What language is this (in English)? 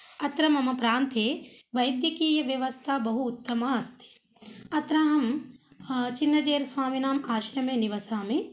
Sanskrit